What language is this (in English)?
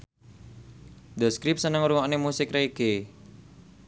Javanese